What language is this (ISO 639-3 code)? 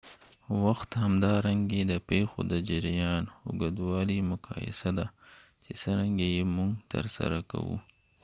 pus